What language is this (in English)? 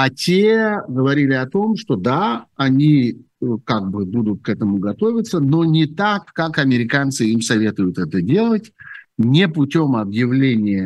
Russian